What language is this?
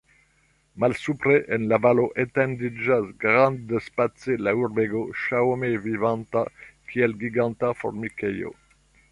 Esperanto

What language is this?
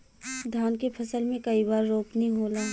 Bhojpuri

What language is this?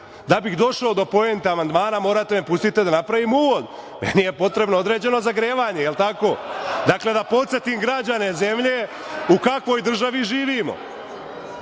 Serbian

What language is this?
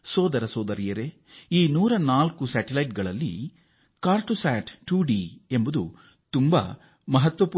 Kannada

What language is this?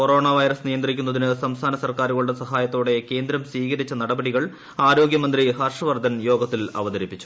Malayalam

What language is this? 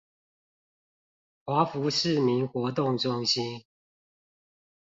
Chinese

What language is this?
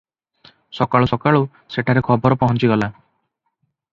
Odia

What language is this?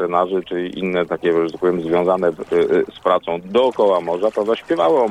Polish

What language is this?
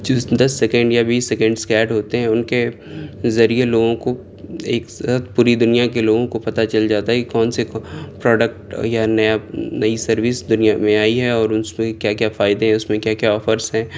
Urdu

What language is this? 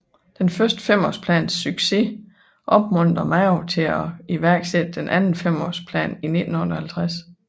Danish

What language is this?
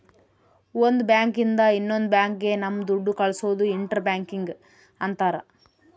Kannada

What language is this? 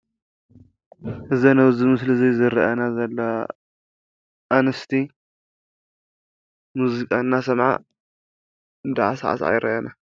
Tigrinya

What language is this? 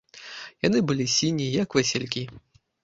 Belarusian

